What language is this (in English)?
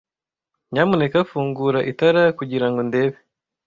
Kinyarwanda